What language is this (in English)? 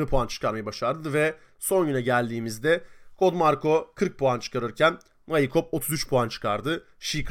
Turkish